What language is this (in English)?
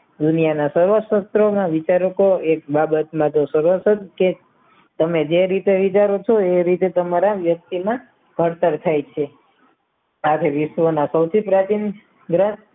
Gujarati